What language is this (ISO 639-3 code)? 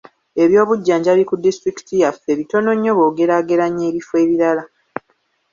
lug